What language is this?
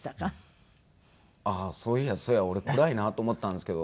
Japanese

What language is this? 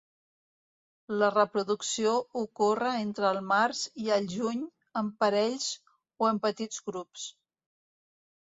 Catalan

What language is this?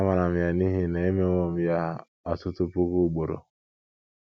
Igbo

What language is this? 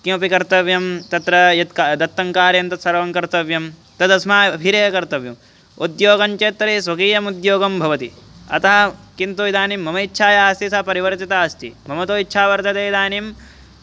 Sanskrit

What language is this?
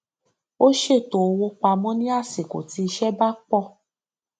Yoruba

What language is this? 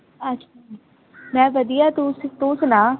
Punjabi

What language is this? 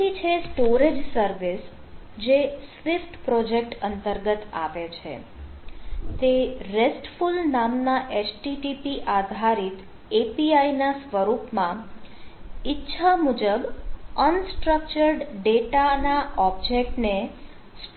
Gujarati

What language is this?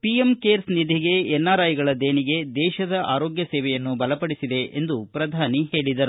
Kannada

